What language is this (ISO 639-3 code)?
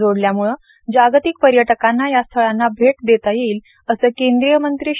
mar